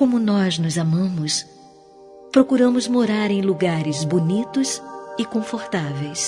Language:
Portuguese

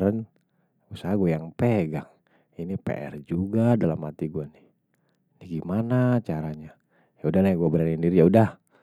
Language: Betawi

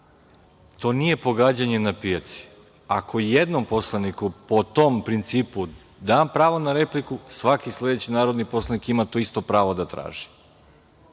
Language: Serbian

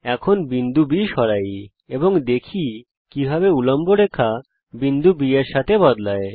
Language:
Bangla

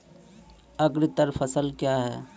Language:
Maithili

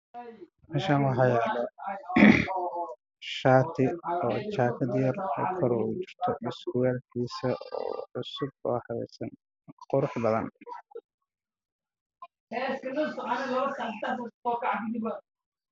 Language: Somali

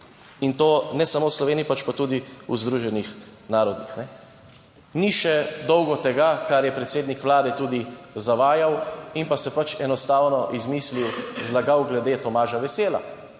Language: Slovenian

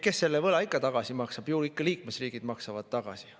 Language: Estonian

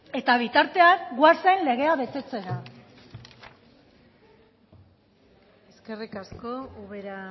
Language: Basque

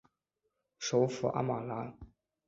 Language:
Chinese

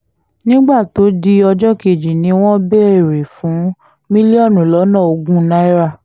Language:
Yoruba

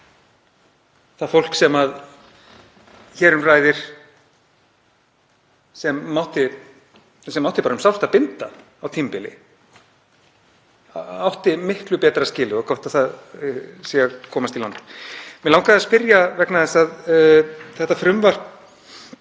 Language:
Icelandic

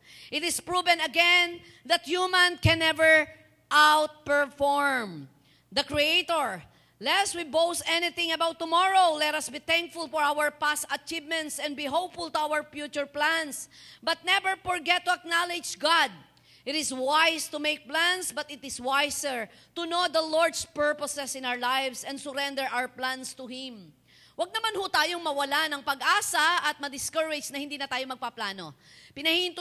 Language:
Filipino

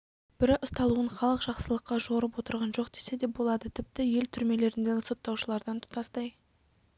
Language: Kazakh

